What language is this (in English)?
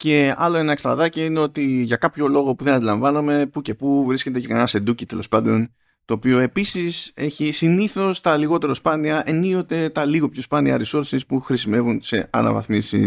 Greek